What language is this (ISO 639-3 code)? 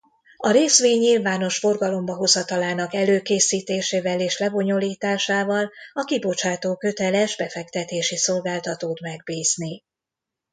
hun